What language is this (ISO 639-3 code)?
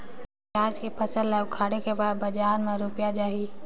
hne